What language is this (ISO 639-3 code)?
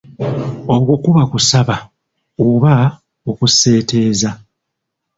lug